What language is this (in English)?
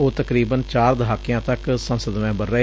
Punjabi